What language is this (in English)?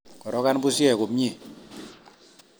Kalenjin